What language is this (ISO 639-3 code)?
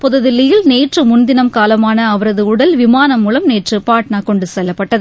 tam